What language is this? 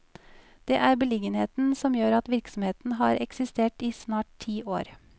Norwegian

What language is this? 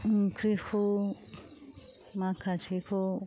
Bodo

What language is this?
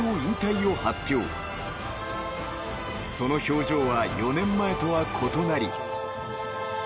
Japanese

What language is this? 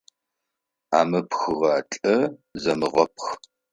Adyghe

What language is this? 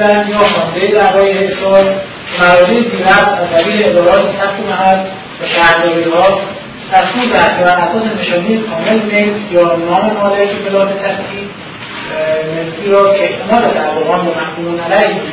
Persian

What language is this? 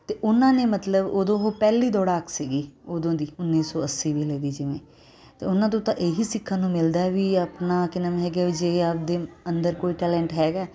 Punjabi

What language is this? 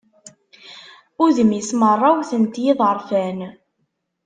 Kabyle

